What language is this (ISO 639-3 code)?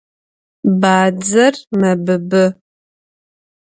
ady